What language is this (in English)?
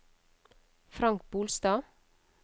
Norwegian